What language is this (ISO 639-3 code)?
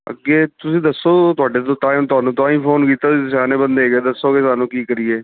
pan